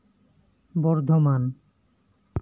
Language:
Santali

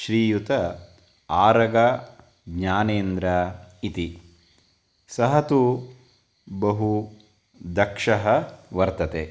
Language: Sanskrit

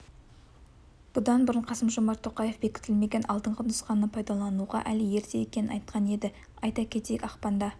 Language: Kazakh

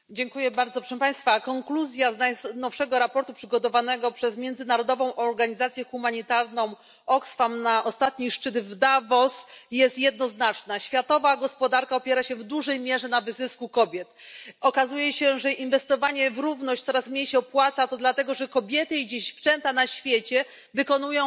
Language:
Polish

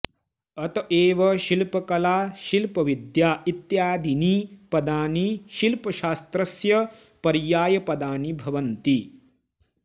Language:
Sanskrit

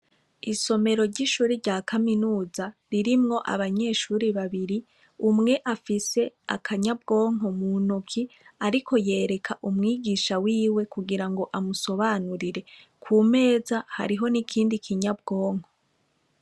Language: Rundi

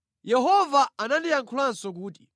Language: Nyanja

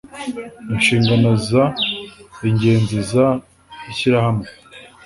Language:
Kinyarwanda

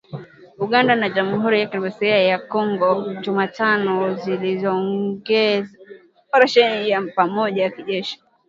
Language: Swahili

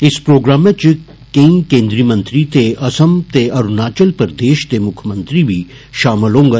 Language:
Dogri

